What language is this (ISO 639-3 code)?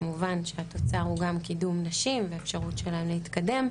heb